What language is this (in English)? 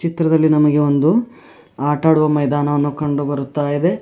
Kannada